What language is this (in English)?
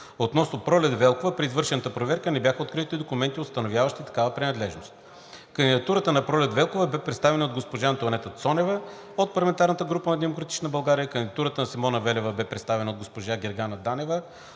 Bulgarian